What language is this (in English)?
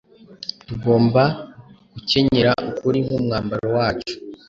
Kinyarwanda